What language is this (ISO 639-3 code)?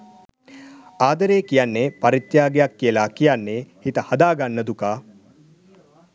sin